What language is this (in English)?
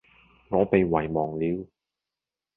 Cantonese